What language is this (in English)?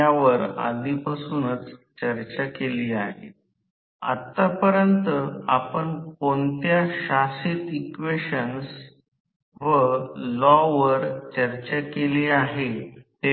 Marathi